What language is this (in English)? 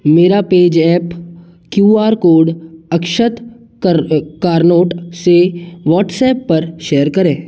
Hindi